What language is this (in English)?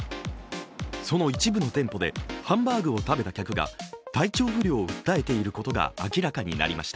Japanese